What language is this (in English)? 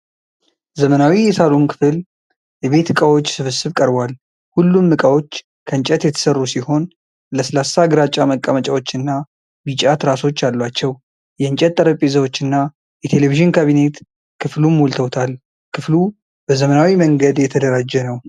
Amharic